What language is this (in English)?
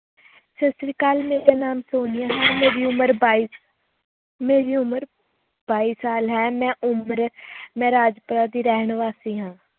Punjabi